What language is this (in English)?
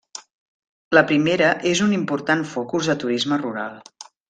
Catalan